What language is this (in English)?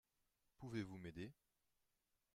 French